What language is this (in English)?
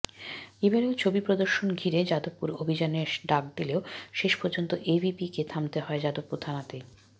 Bangla